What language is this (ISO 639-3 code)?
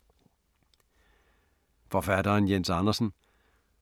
dan